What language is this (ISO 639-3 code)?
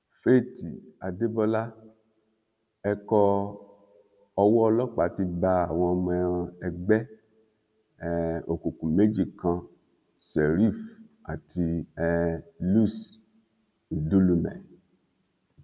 yor